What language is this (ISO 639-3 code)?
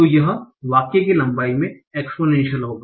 hin